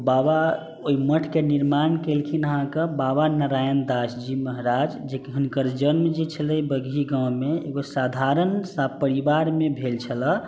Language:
Maithili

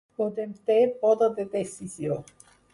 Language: Catalan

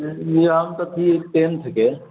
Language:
Maithili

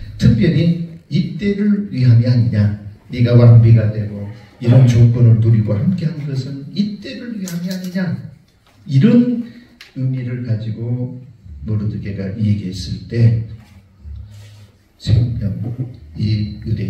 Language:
Korean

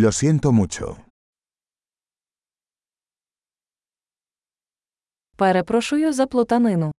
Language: Ukrainian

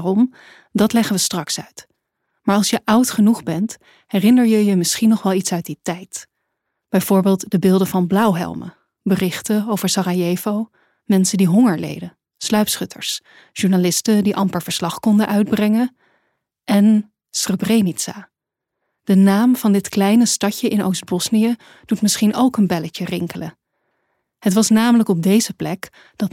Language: Dutch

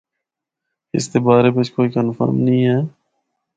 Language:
Northern Hindko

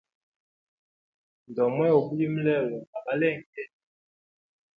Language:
Hemba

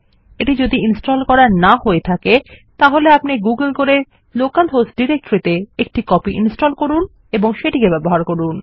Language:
Bangla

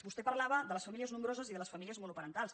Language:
Catalan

